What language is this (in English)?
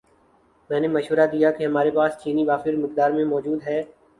Urdu